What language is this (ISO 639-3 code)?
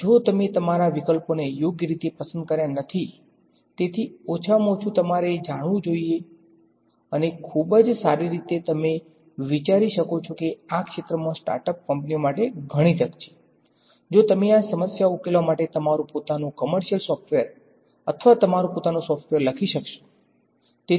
guj